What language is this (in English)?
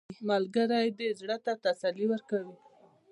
Pashto